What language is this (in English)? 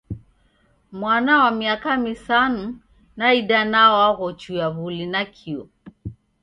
Taita